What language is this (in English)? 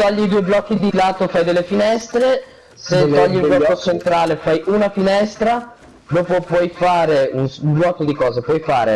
Italian